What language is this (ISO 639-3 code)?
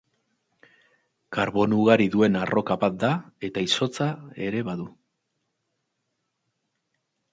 eus